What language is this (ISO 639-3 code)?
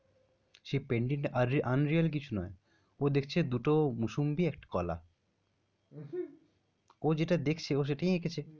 ben